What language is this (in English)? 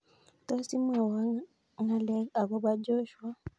Kalenjin